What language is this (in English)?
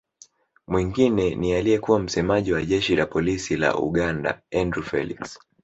Swahili